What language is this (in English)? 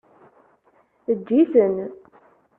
Kabyle